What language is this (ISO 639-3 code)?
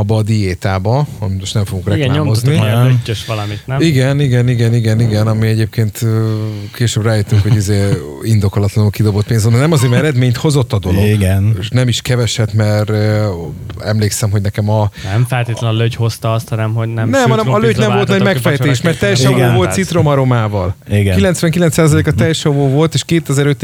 hun